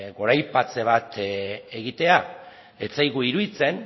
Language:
Basque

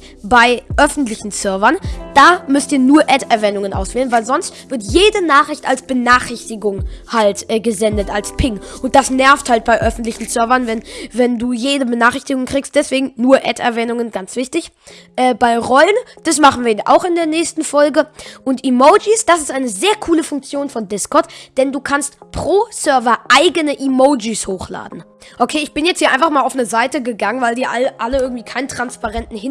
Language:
German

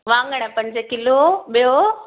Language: Sindhi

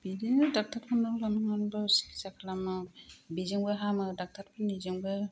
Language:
Bodo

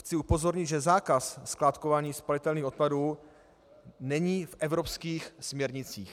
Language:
Czech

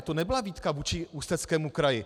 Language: Czech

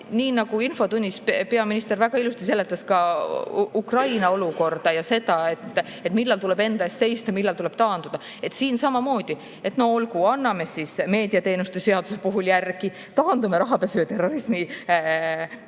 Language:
Estonian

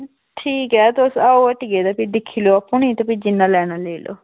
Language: Dogri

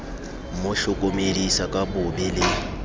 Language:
Southern Sotho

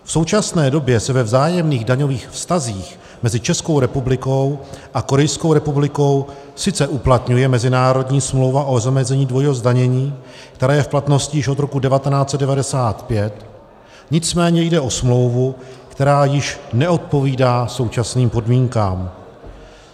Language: Czech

